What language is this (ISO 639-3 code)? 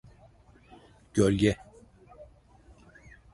tur